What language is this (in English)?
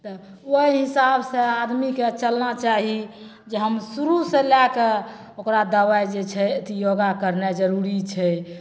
Maithili